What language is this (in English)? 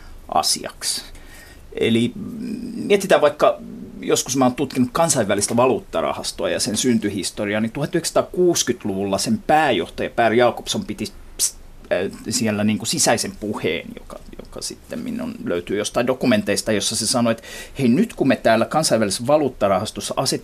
Finnish